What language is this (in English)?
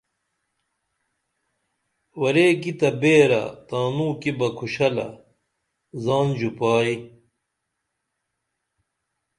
Dameli